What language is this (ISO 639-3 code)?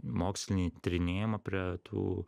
lit